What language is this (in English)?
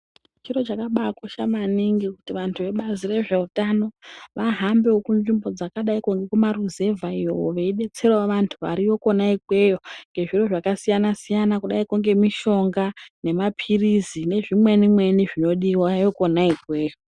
Ndau